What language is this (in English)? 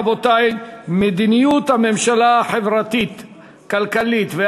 Hebrew